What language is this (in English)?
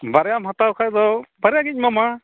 Santali